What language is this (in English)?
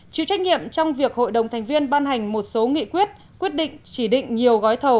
Vietnamese